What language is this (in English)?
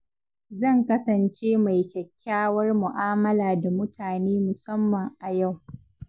Hausa